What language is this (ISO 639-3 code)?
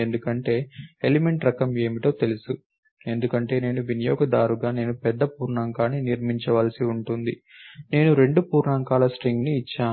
tel